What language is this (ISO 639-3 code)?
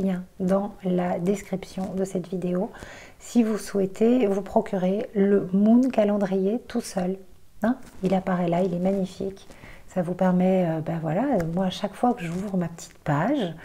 fra